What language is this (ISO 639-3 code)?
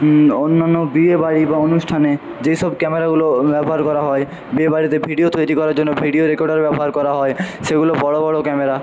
ben